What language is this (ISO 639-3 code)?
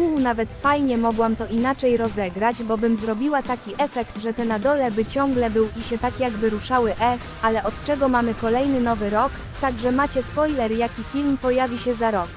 pol